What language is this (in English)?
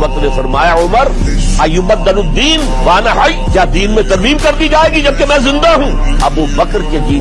Urdu